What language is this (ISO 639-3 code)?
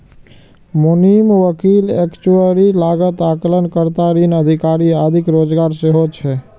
mai